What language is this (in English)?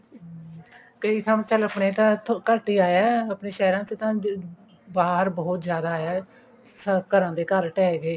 Punjabi